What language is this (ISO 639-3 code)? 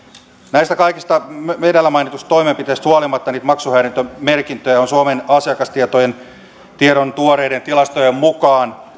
fin